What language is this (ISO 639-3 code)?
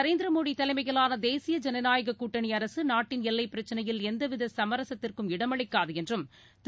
tam